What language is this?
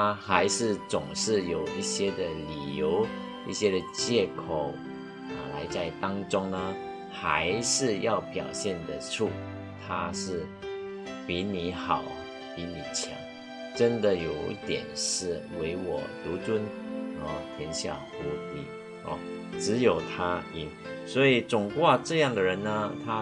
Chinese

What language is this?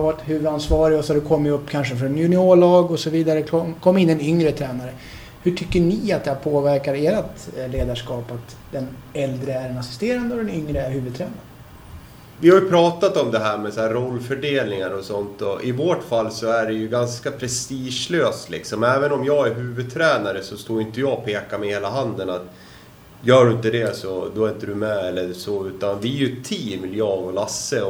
Swedish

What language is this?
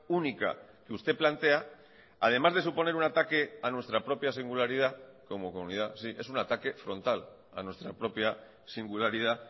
Spanish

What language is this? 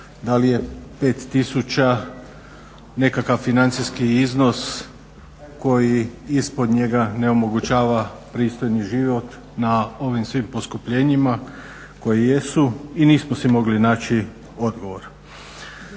Croatian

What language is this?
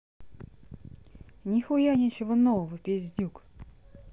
Russian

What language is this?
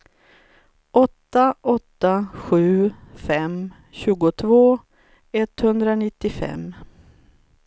Swedish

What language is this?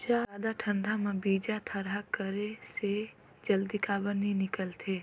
Chhattisgarhi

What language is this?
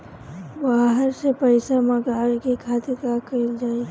Bhojpuri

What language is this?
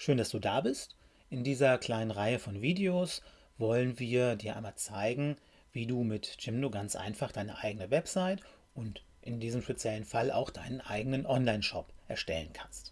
German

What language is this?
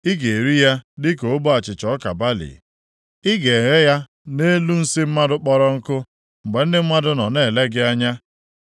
Igbo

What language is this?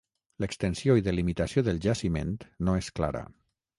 Catalan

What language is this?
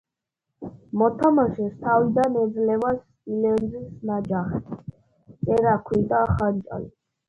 Georgian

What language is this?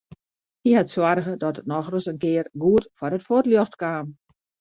Western Frisian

